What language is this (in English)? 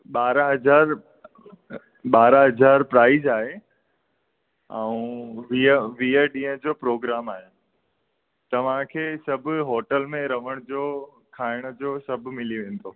Sindhi